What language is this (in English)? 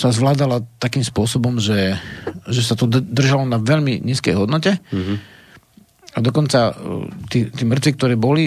Slovak